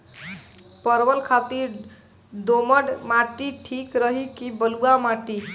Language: Bhojpuri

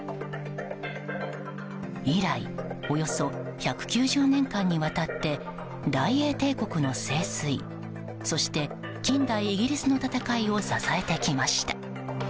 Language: Japanese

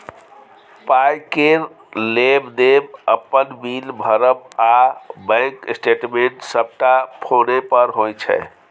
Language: Maithili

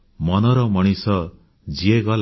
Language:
Odia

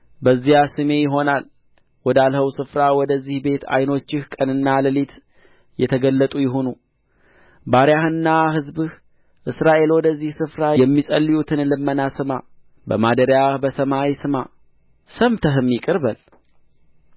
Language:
Amharic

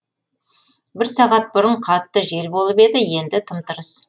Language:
Kazakh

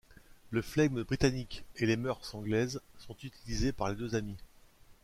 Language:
French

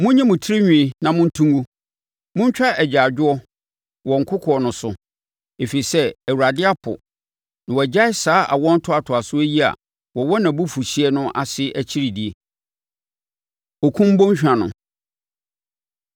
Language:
Akan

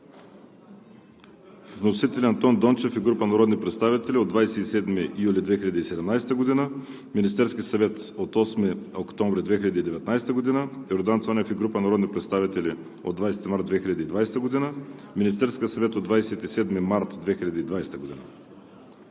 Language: Bulgarian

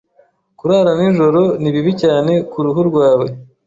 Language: Kinyarwanda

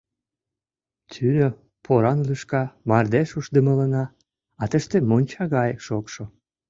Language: Mari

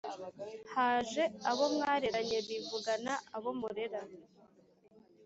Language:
Kinyarwanda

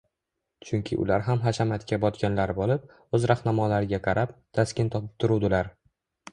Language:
Uzbek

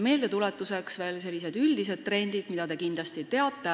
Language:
Estonian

